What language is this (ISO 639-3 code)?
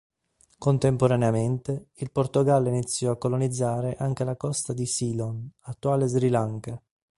ita